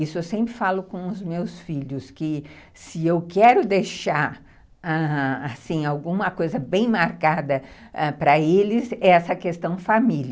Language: Portuguese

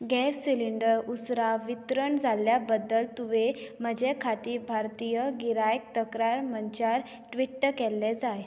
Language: Konkani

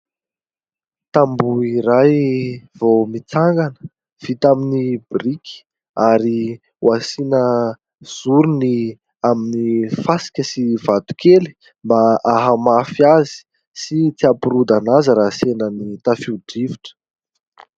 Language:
Malagasy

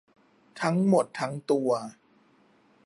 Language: Thai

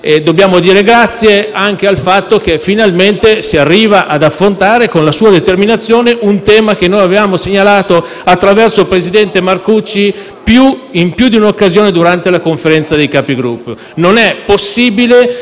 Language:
Italian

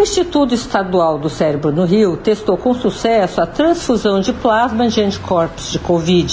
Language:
Portuguese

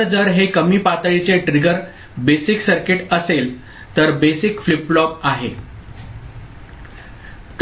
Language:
Marathi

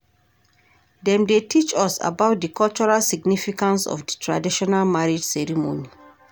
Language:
Nigerian Pidgin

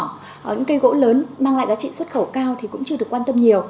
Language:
Vietnamese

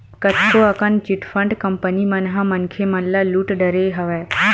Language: Chhattisgarhi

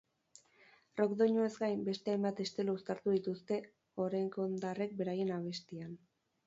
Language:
Basque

